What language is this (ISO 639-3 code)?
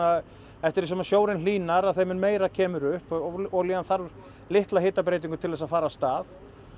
isl